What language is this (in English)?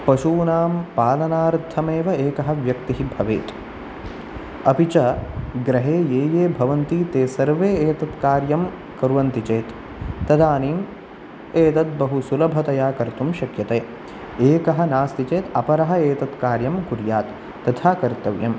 Sanskrit